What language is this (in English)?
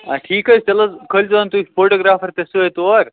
Kashmiri